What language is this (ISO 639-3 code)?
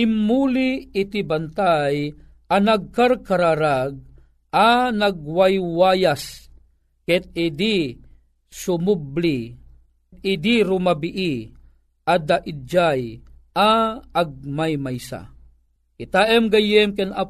fil